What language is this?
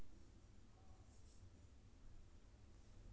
Maithili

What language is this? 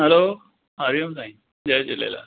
Sindhi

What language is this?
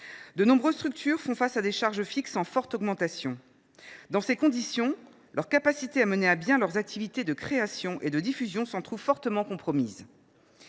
French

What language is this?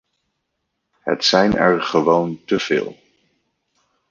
Dutch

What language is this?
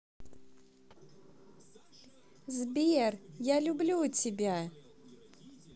Russian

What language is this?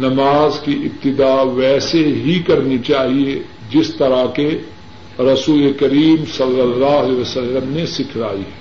Urdu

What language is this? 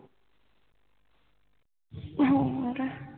Punjabi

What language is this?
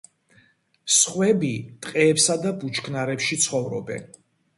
Georgian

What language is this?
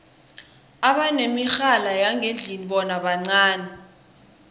South Ndebele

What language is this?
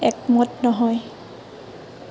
Assamese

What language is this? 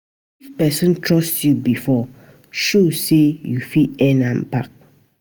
Nigerian Pidgin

